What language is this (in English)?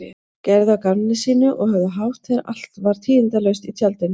Icelandic